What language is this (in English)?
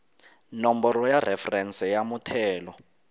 Tsonga